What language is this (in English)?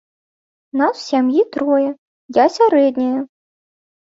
Belarusian